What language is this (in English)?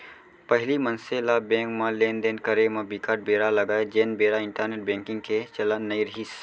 Chhattisgarhi